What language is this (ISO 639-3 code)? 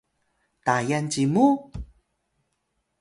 tay